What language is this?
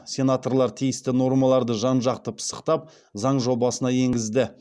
Kazakh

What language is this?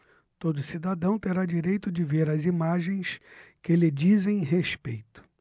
Portuguese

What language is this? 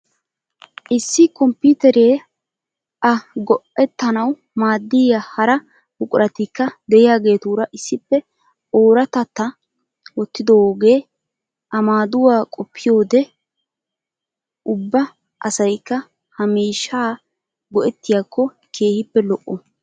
Wolaytta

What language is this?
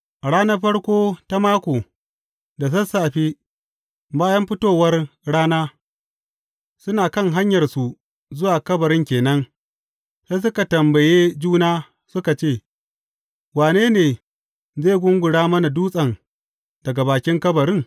Hausa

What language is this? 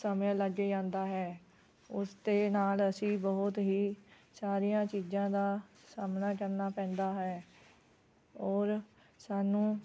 Punjabi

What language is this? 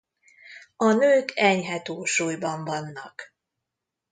Hungarian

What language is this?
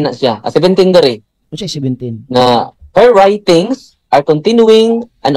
Filipino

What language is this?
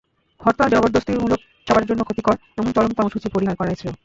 Bangla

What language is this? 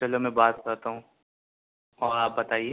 Urdu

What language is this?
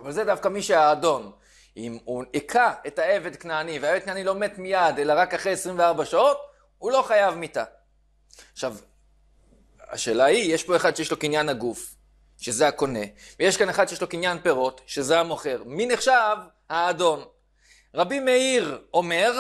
Hebrew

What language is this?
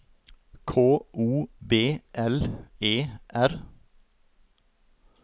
Norwegian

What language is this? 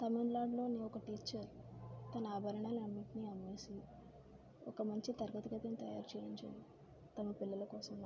Telugu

